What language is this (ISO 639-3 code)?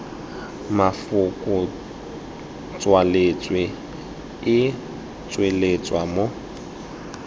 tsn